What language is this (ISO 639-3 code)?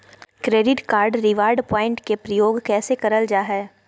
mag